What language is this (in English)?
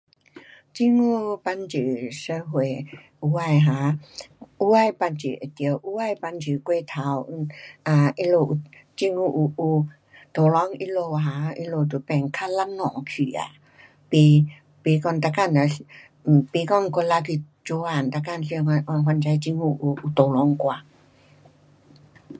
Pu-Xian Chinese